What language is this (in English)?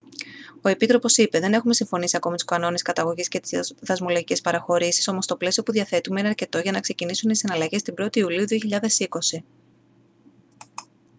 Greek